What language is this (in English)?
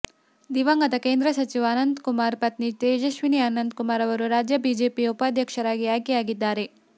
Kannada